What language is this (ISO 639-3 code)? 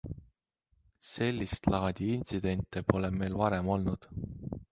est